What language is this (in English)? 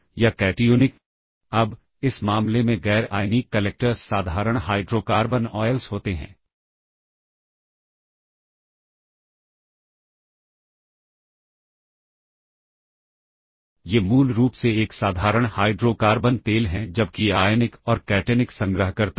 Hindi